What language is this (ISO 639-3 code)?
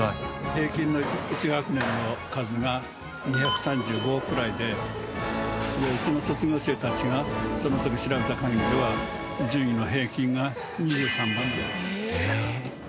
jpn